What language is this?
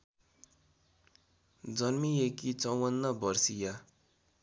Nepali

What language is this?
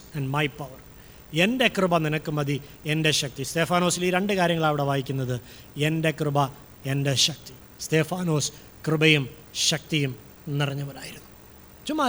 Malayalam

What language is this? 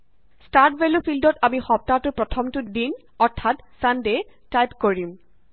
Assamese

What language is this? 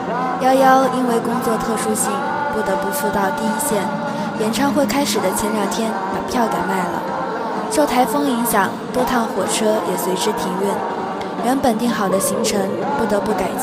Chinese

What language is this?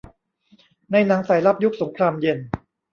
Thai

